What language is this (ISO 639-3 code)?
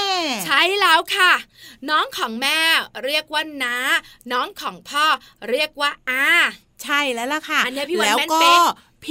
tha